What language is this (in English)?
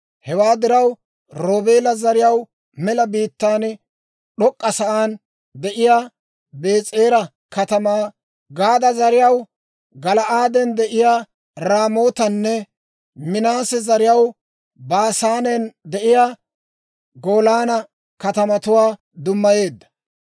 Dawro